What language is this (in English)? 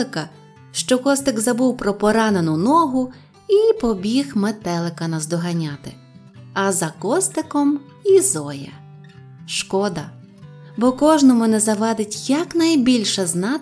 Ukrainian